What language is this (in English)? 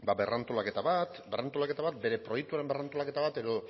Basque